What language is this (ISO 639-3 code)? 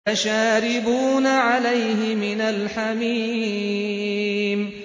ara